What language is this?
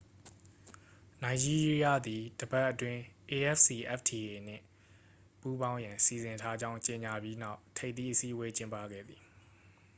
Burmese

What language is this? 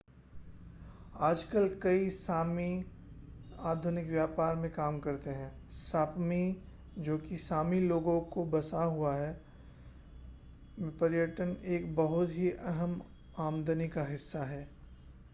Hindi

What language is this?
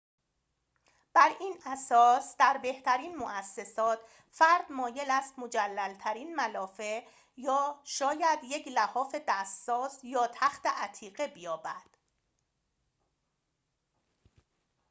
Persian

